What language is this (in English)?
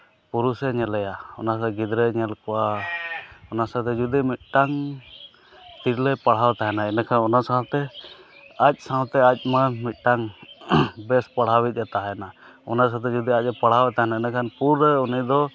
Santali